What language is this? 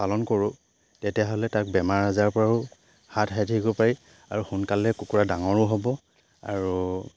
Assamese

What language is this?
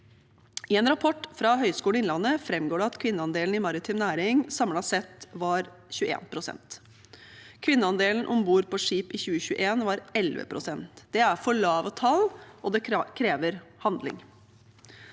Norwegian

